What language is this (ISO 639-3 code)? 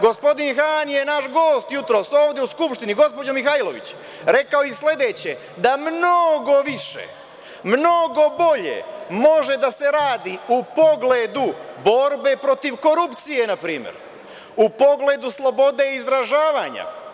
srp